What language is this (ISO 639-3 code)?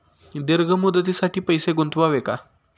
mar